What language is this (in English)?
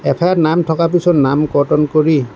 Assamese